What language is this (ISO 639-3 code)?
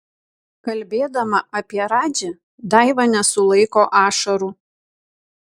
lit